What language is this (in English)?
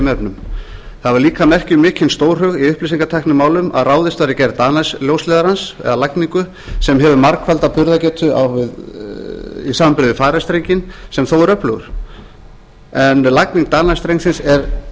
Icelandic